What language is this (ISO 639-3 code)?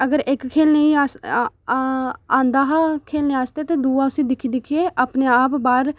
doi